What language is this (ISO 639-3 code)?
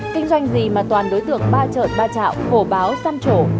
vie